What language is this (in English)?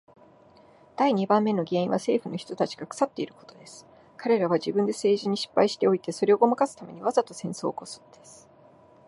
Japanese